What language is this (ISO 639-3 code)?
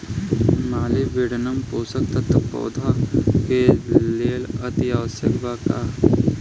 bho